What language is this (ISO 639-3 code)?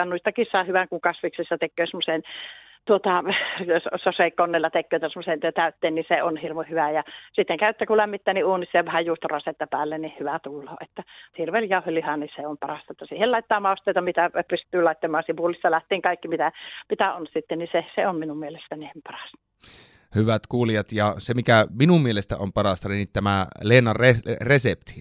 fin